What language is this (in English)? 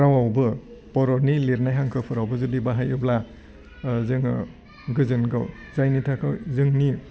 Bodo